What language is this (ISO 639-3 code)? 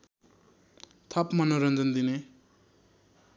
nep